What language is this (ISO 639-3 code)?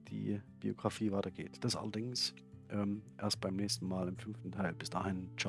deu